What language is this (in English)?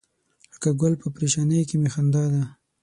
Pashto